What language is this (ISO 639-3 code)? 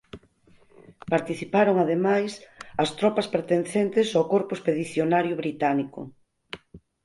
glg